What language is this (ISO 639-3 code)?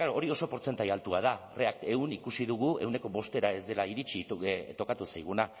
eus